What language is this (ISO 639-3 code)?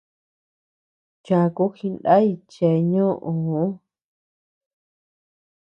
cux